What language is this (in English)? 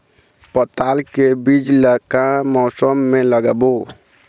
Chhattisgarhi